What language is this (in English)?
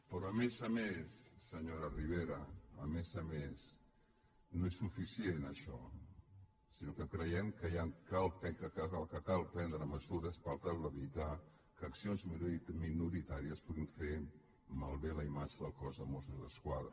Catalan